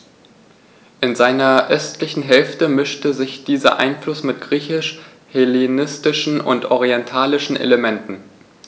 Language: German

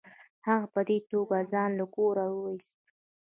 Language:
Pashto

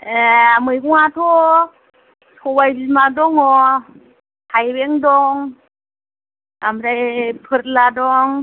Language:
Bodo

